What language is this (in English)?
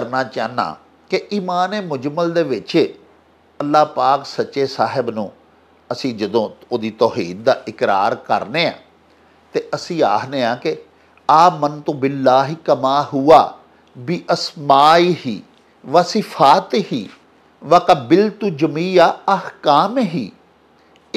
Punjabi